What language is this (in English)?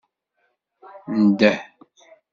Kabyle